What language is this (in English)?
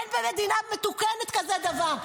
Hebrew